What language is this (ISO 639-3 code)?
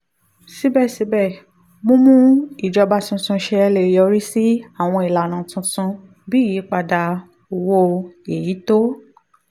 yor